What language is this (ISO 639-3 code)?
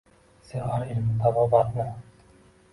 uzb